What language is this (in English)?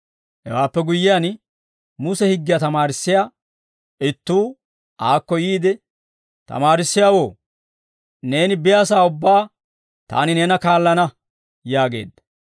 Dawro